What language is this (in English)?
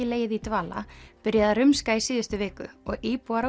Icelandic